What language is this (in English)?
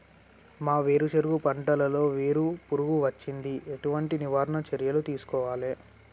Telugu